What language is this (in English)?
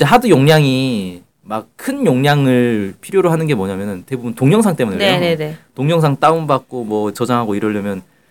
Korean